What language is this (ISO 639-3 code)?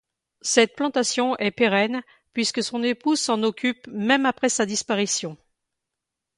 fra